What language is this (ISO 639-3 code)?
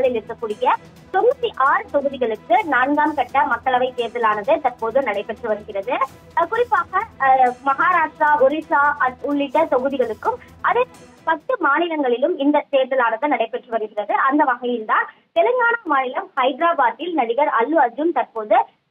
tam